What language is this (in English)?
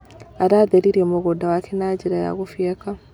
Kikuyu